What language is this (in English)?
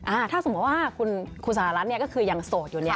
Thai